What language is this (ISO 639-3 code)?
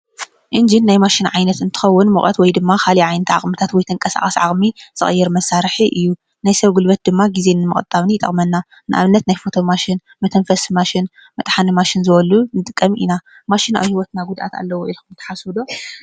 tir